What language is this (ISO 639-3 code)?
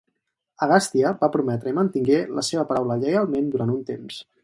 cat